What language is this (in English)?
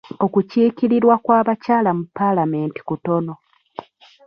Ganda